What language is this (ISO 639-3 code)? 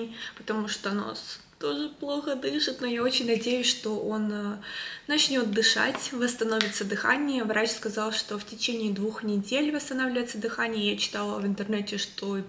rus